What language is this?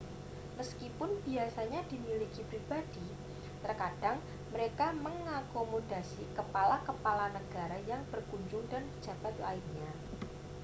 Indonesian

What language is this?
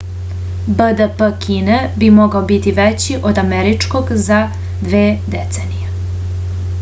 Serbian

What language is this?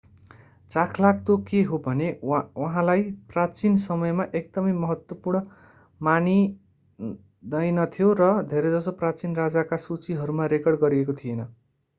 Nepali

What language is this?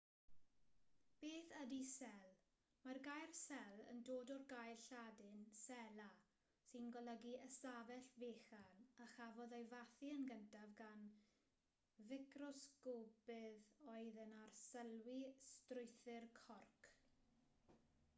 Welsh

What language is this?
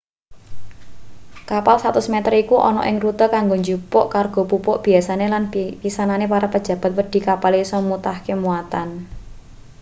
Javanese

